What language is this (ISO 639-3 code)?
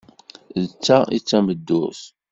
kab